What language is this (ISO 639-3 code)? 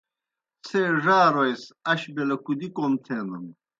plk